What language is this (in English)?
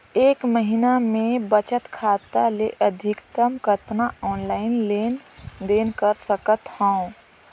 Chhattisgarhi